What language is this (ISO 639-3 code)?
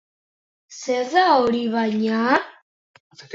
eus